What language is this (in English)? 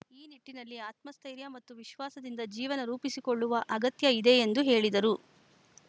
Kannada